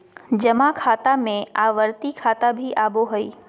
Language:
Magahi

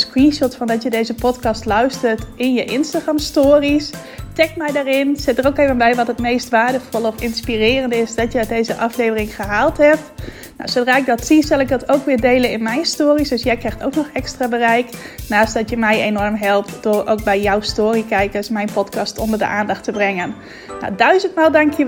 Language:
Dutch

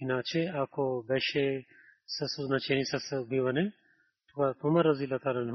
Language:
Bulgarian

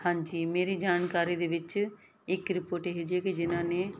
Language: Punjabi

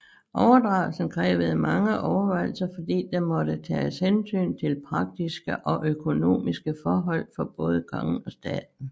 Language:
Danish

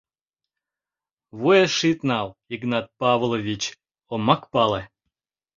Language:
Mari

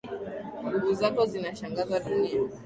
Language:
Swahili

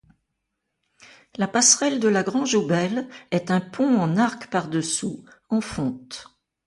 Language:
French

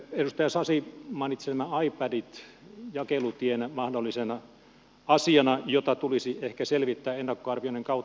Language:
Finnish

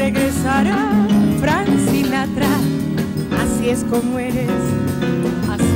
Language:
Spanish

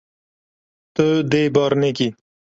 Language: Kurdish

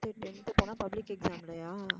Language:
Tamil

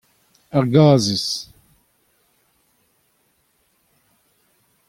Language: Breton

